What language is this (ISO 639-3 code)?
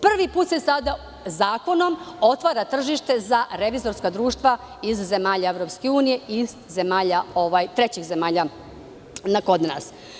srp